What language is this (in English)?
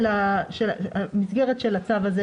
Hebrew